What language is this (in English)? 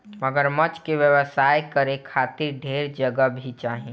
Bhojpuri